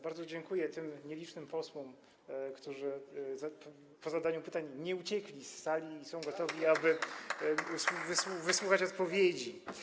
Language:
Polish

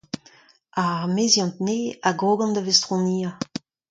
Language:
Breton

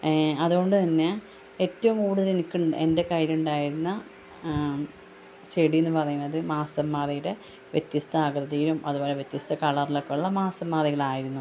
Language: Malayalam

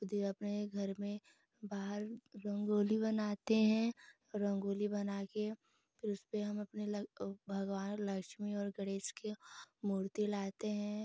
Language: Hindi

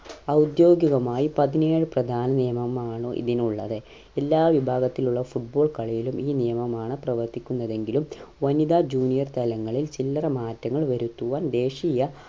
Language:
Malayalam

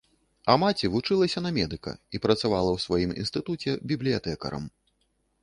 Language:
Belarusian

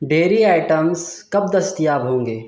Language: Urdu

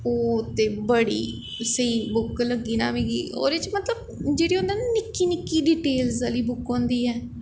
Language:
Dogri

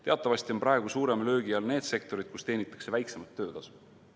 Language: Estonian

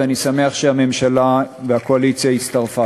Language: Hebrew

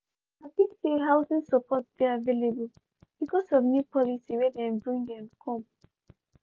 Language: Nigerian Pidgin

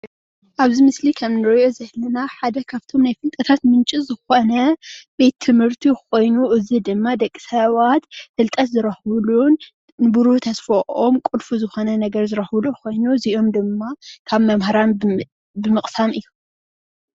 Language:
Tigrinya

